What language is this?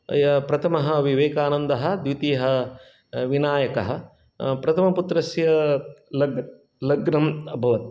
Sanskrit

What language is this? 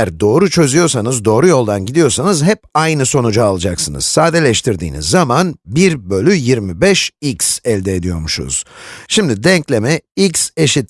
Turkish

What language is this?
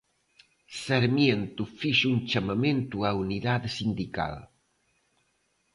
Galician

